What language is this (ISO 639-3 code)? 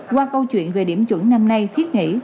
vie